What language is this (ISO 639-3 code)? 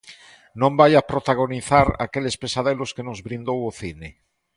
glg